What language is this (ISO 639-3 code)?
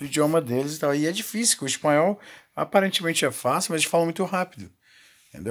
por